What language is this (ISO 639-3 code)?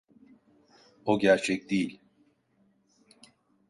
tur